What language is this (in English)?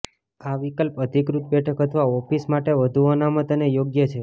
Gujarati